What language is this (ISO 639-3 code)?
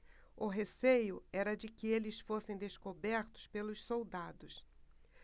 por